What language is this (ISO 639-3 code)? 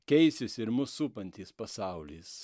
lit